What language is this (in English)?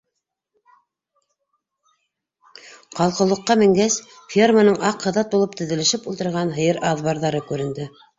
Bashkir